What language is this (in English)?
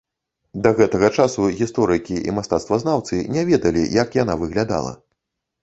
Belarusian